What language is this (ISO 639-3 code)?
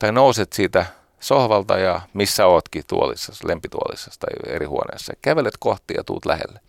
fin